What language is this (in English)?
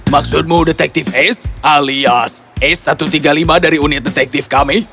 Indonesian